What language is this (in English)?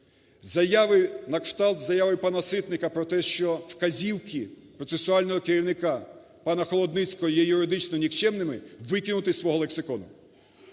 Ukrainian